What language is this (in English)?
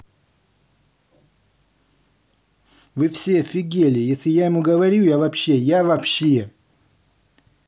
Russian